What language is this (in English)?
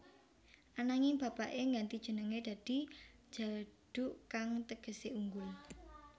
Javanese